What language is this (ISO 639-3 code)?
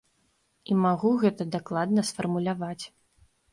bel